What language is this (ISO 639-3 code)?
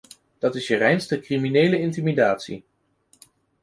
nld